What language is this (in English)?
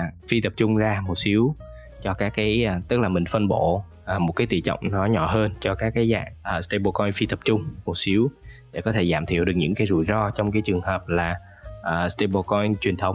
Vietnamese